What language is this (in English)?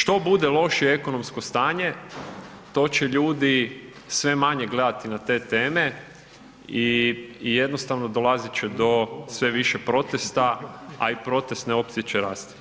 Croatian